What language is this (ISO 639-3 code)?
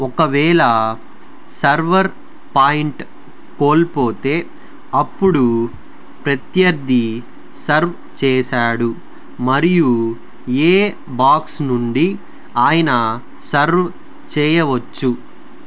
tel